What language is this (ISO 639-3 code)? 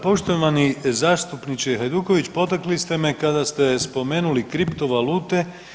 hrv